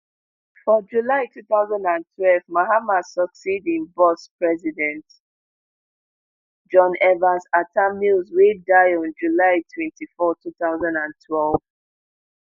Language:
Nigerian Pidgin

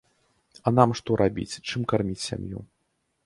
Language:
Belarusian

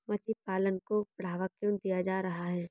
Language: Hindi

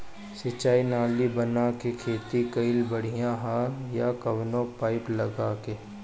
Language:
Bhojpuri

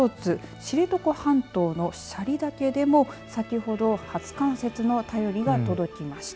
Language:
Japanese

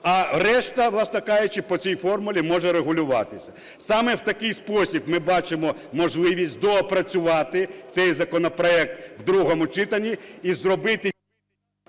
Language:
Ukrainian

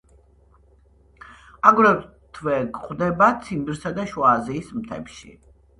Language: Georgian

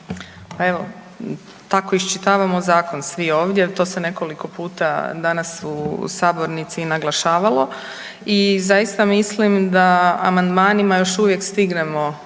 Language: Croatian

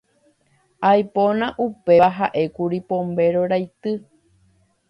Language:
Guarani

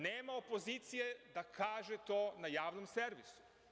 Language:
Serbian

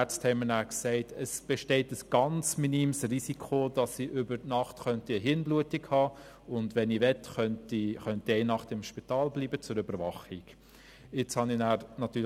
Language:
Swiss German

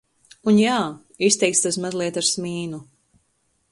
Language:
Latvian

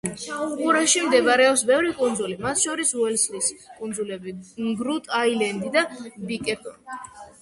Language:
Georgian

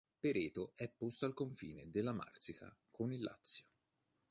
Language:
Italian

